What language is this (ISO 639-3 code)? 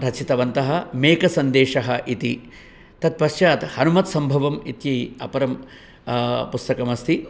san